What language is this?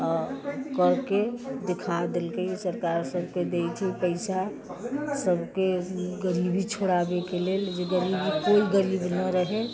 Maithili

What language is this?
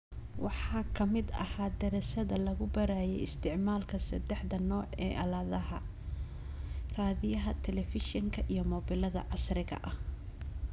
Somali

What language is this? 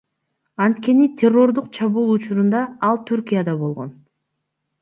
Kyrgyz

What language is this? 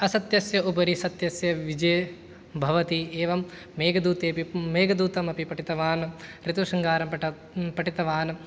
Sanskrit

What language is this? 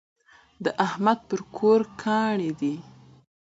Pashto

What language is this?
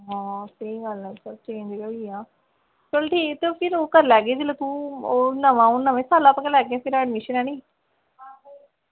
Dogri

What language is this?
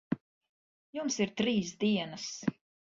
Latvian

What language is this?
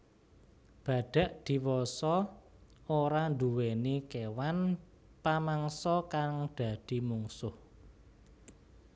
Javanese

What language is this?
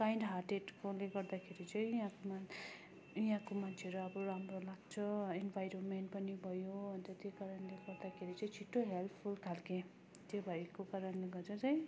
Nepali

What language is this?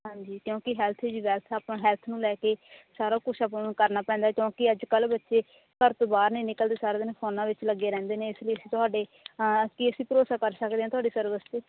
Punjabi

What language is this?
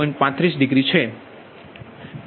Gujarati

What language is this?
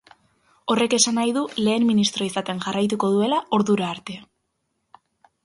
Basque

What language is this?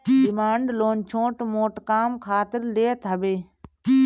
Bhojpuri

